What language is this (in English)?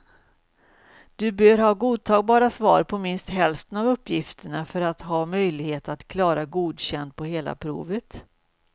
Swedish